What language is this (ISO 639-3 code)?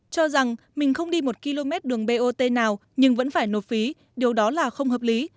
vie